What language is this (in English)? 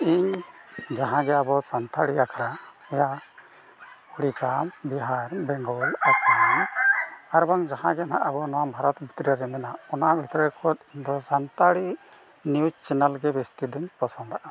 Santali